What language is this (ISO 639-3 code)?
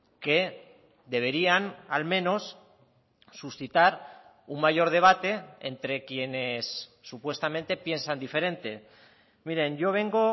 spa